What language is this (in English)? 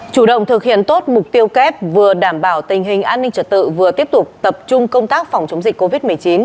Vietnamese